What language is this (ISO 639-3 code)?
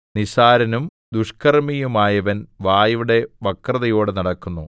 mal